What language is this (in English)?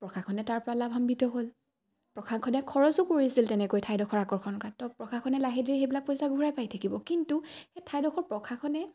Assamese